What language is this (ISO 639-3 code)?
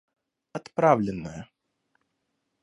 rus